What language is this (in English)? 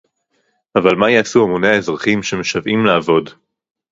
Hebrew